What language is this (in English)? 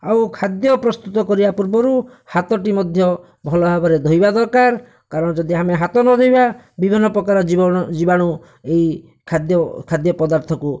Odia